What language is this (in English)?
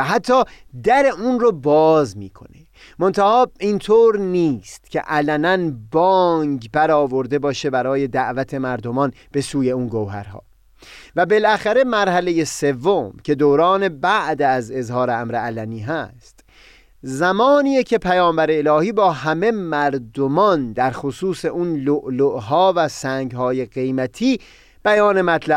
Persian